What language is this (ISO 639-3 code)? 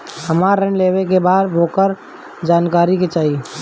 bho